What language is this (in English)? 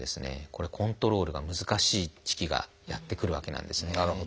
Japanese